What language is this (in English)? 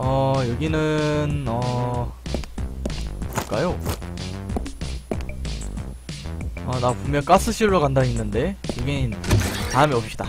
Korean